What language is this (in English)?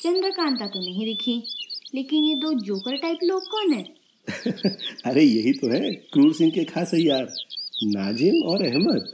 Hindi